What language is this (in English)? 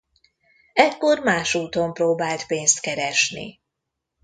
Hungarian